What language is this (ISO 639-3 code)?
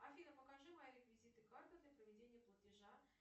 rus